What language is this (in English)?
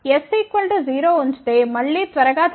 Telugu